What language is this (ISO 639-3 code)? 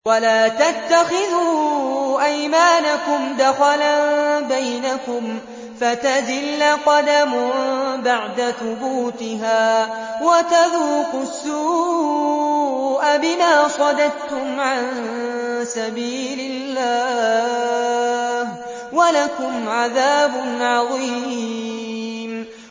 ara